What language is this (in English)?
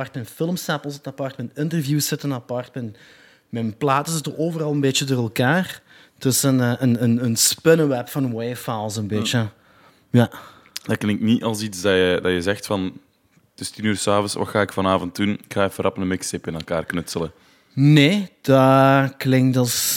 Dutch